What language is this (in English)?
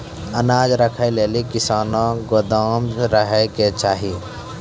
Maithili